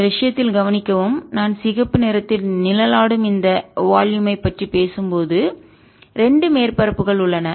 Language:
Tamil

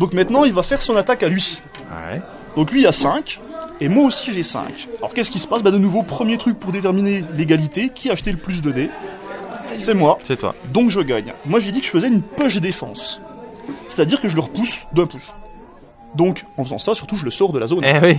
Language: French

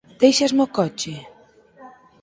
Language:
Galician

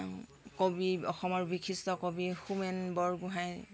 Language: Assamese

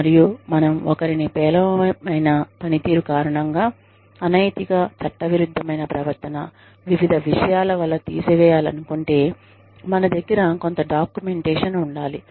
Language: Telugu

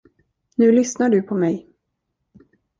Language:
Swedish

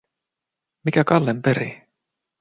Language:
Finnish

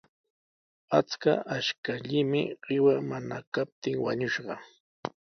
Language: Sihuas Ancash Quechua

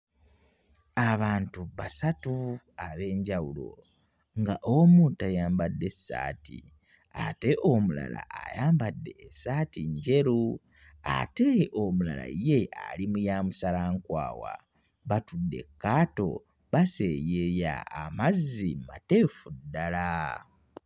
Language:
Ganda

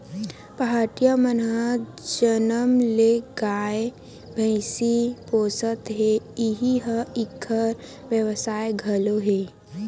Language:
Chhattisgarhi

